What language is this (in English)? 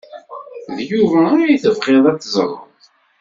Kabyle